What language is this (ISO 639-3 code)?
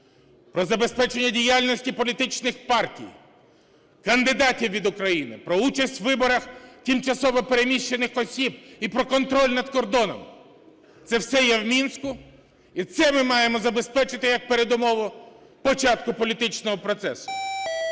ukr